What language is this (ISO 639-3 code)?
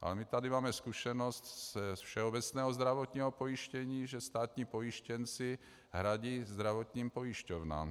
ces